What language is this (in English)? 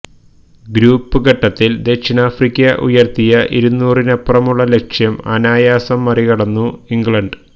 Malayalam